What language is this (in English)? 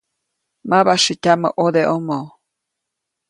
Copainalá Zoque